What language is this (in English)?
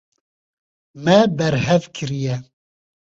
Kurdish